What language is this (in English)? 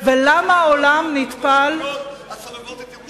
Hebrew